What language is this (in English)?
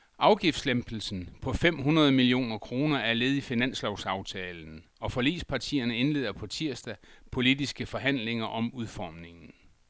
Danish